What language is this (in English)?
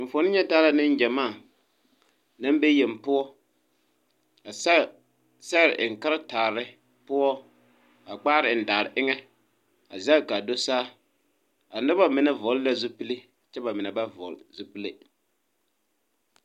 Southern Dagaare